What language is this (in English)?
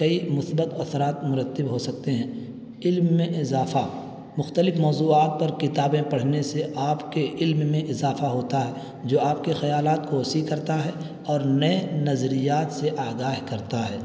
Urdu